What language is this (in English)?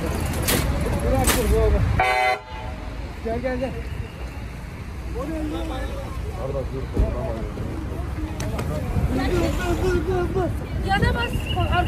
Turkish